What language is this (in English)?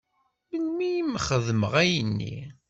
Kabyle